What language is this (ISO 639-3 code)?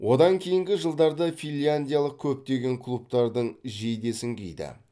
kaz